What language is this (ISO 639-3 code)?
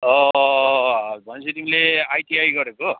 nep